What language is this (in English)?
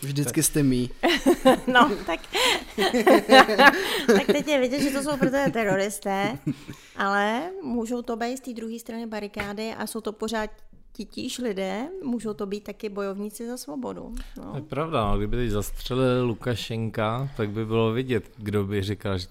Czech